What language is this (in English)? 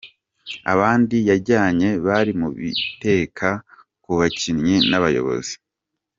Kinyarwanda